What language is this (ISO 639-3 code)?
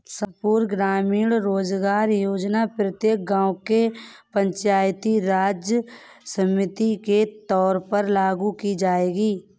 hin